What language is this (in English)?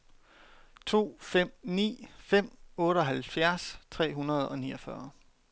Danish